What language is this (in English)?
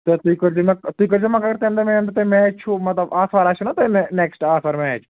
Kashmiri